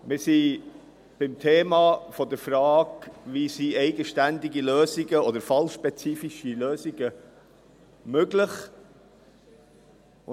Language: Swiss German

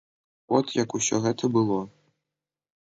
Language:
Belarusian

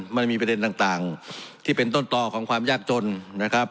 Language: Thai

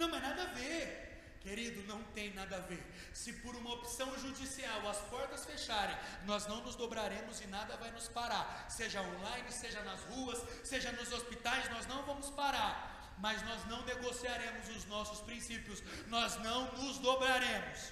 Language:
Portuguese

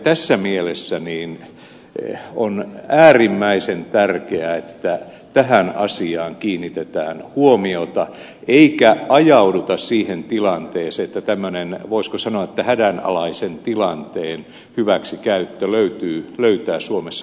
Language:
Finnish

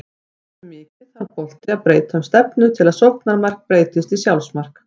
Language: Icelandic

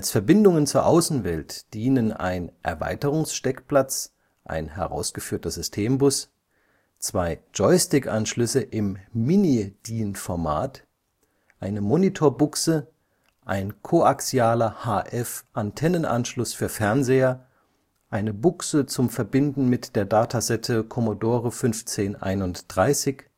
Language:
German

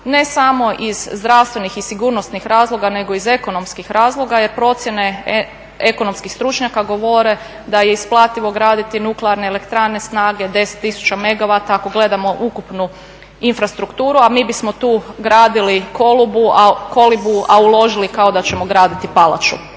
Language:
Croatian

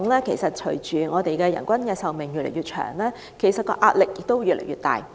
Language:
Cantonese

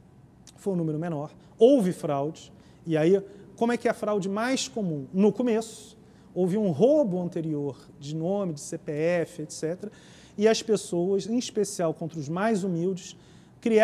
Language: Portuguese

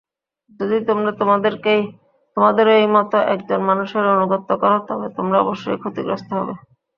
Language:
Bangla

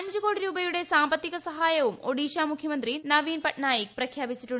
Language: Malayalam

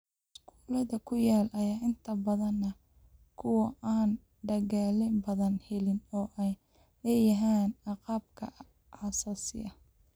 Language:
Somali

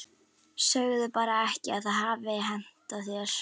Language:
Icelandic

